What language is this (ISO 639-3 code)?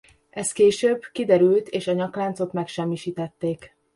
hun